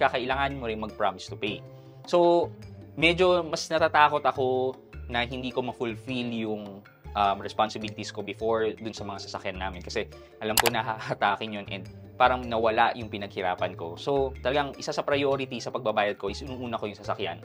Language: Filipino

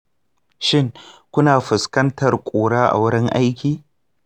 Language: Hausa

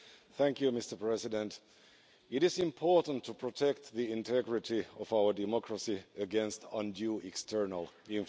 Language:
English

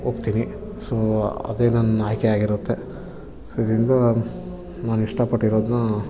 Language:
Kannada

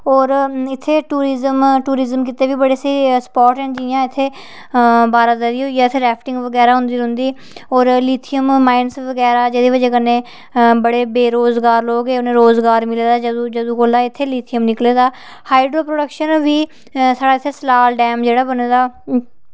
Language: Dogri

